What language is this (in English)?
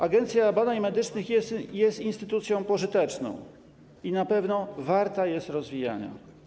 Polish